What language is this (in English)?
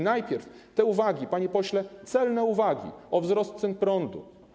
Polish